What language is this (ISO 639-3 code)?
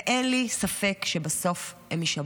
heb